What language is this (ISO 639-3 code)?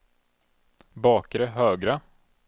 swe